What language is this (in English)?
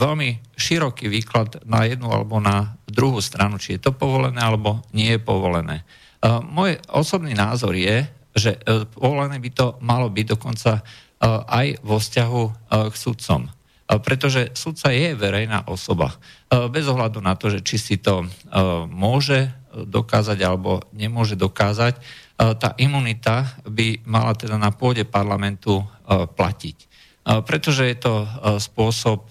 Slovak